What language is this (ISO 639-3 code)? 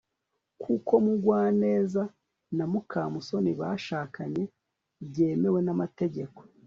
kin